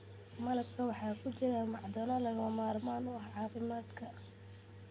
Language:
Somali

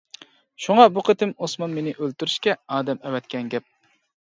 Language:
Uyghur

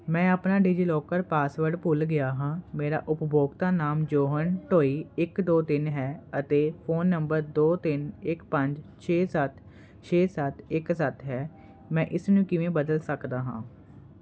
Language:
Punjabi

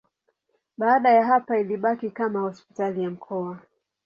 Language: Swahili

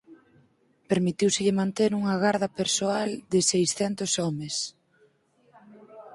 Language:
Galician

